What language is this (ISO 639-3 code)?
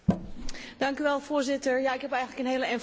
nld